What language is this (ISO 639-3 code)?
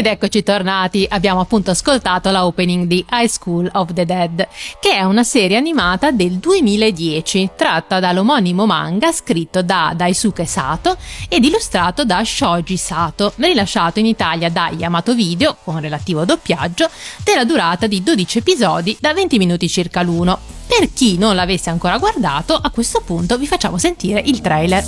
ita